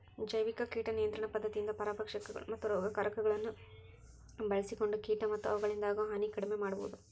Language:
Kannada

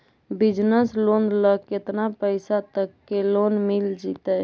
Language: Magahi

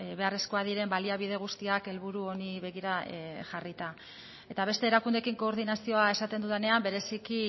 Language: Basque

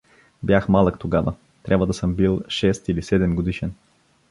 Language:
Bulgarian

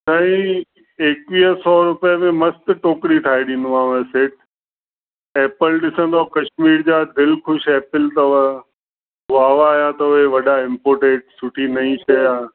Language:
Sindhi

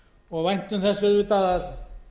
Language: Icelandic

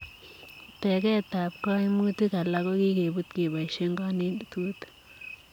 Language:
Kalenjin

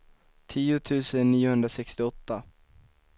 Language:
Swedish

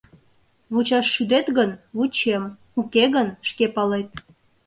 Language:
Mari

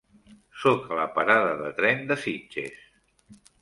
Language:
Catalan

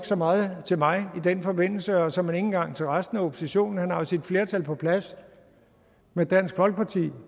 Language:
Danish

